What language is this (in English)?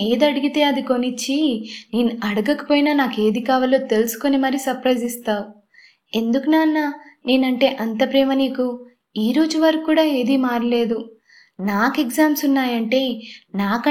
Telugu